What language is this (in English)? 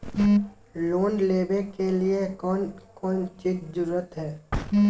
Magahi